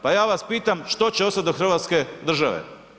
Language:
Croatian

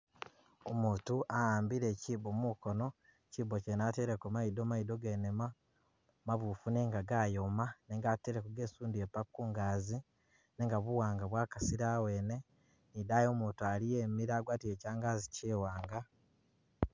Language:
Masaaba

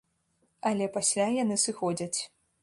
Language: Belarusian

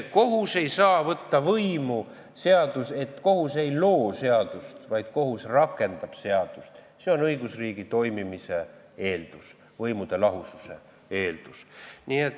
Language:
Estonian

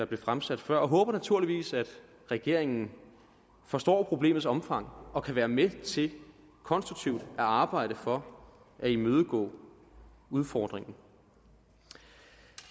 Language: Danish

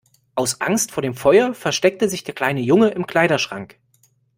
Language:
German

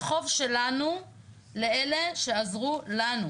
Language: Hebrew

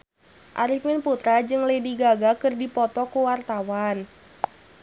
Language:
Sundanese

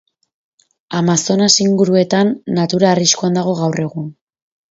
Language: Basque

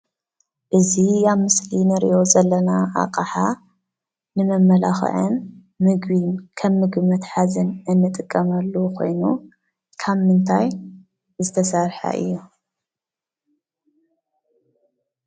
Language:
Tigrinya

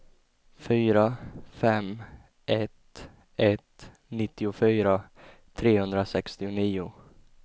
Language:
Swedish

